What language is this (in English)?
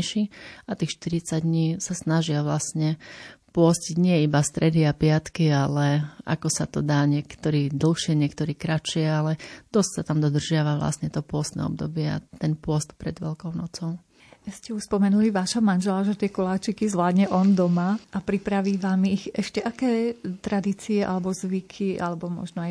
Slovak